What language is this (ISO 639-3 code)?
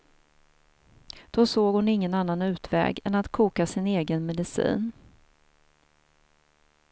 swe